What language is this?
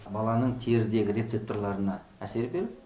Kazakh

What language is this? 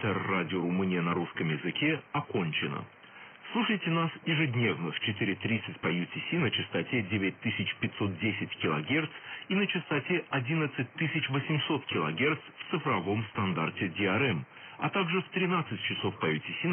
Russian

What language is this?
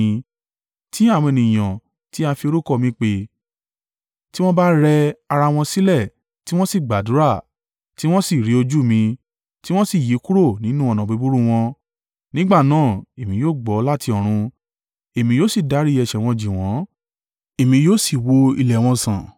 Yoruba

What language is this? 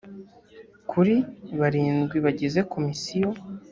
Kinyarwanda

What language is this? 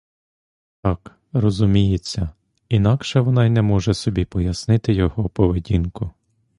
Ukrainian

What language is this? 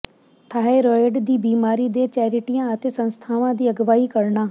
Punjabi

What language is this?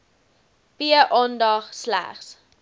Afrikaans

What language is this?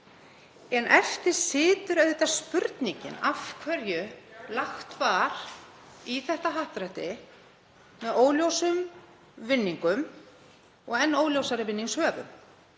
Icelandic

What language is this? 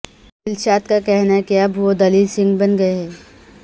Urdu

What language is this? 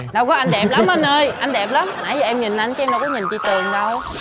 Vietnamese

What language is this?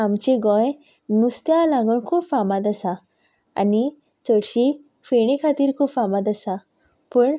Konkani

